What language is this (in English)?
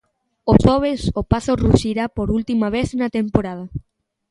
Galician